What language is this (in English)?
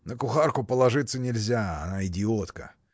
Russian